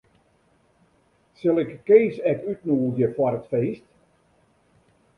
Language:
Western Frisian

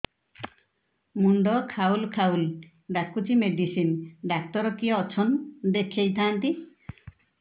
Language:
Odia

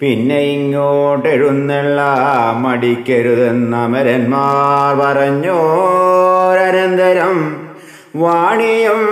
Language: Malayalam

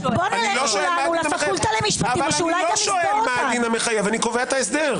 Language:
Hebrew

